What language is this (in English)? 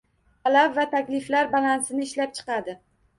Uzbek